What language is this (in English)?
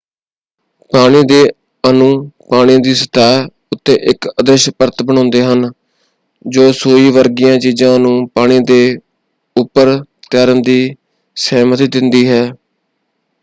Punjabi